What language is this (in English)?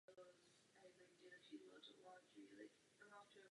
Czech